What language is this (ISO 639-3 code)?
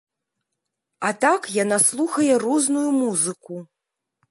bel